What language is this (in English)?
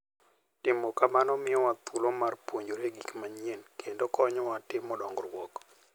Luo (Kenya and Tanzania)